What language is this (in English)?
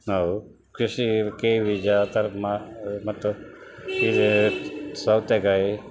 Kannada